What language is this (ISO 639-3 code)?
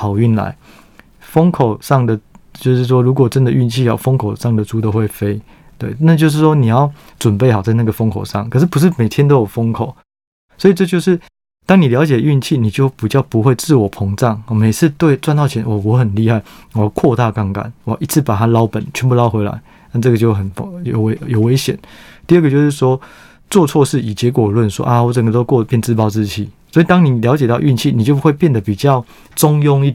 zho